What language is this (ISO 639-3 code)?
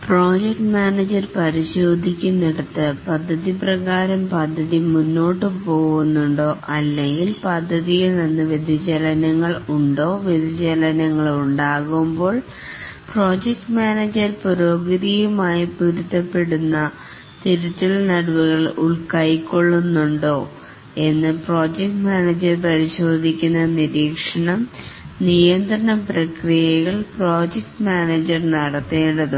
mal